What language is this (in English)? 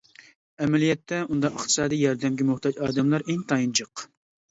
Uyghur